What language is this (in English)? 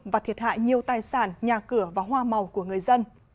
Vietnamese